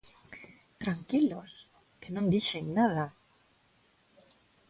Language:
Galician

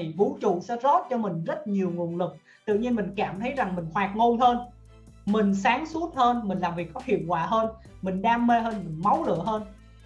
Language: Vietnamese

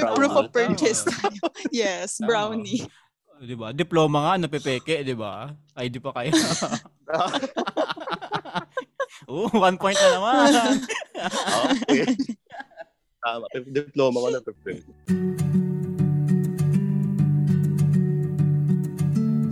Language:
Filipino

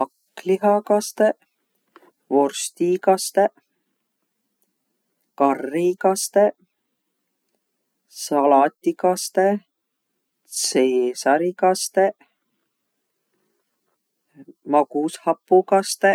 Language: Võro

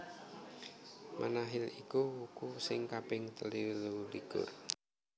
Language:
Javanese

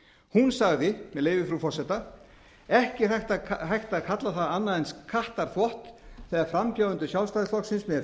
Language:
Icelandic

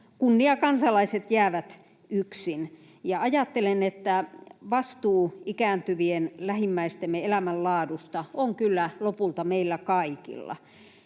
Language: Finnish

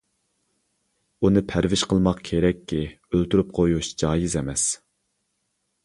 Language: Uyghur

